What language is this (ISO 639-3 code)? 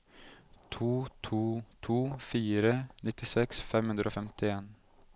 nor